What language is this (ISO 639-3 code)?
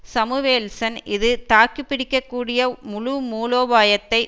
tam